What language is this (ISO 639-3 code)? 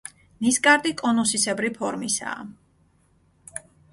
kat